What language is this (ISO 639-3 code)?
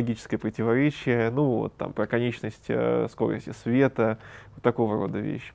rus